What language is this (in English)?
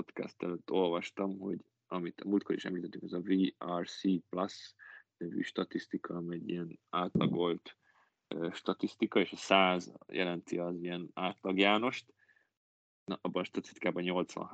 Hungarian